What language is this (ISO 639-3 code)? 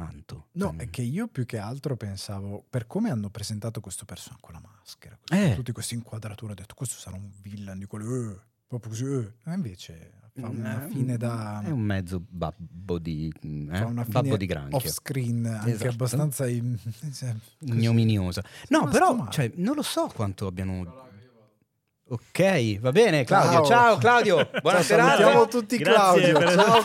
ita